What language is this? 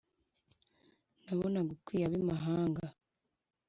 Kinyarwanda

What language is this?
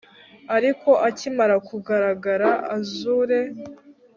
Kinyarwanda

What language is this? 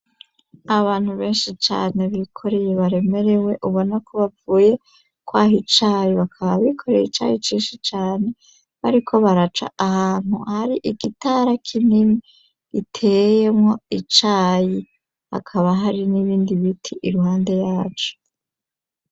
Rundi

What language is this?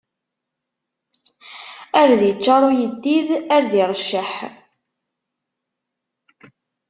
Kabyle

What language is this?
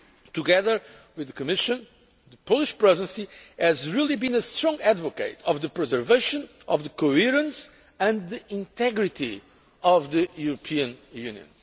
English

